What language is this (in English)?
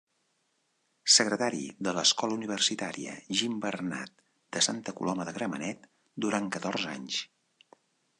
Catalan